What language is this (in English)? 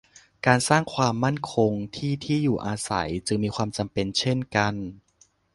Thai